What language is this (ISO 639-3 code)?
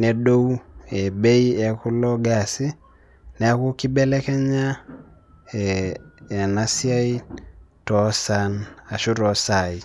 mas